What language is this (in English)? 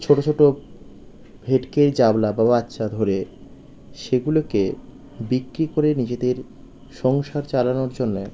Bangla